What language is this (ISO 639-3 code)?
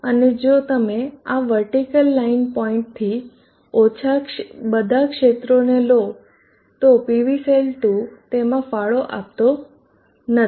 guj